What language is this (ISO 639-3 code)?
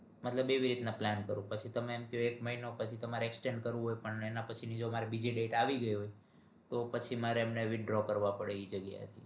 guj